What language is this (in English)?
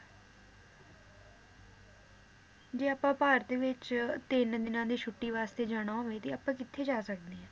Punjabi